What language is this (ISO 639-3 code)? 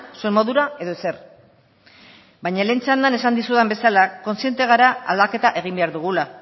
eus